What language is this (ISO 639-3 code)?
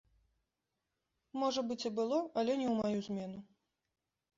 bel